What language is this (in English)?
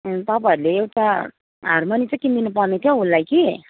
Nepali